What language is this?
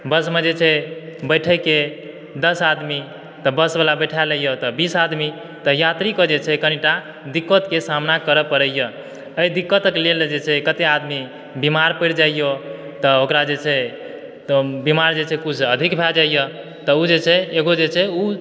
Maithili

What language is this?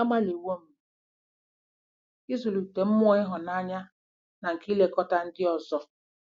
Igbo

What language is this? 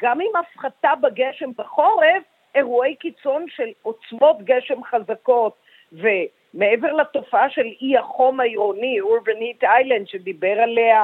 Hebrew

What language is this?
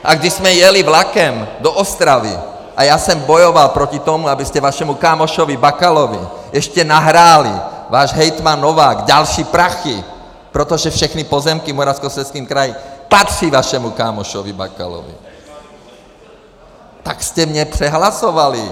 Czech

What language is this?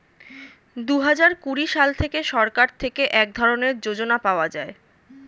Bangla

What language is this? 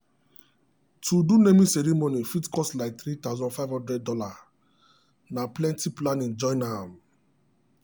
Nigerian Pidgin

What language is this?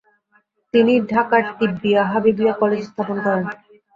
Bangla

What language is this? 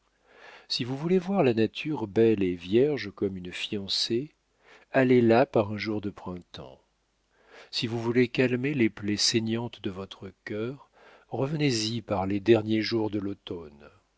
French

